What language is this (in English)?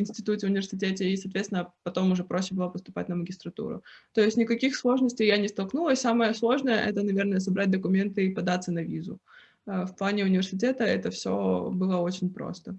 Russian